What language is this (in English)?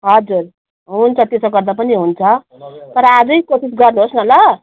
Nepali